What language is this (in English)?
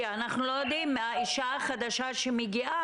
Hebrew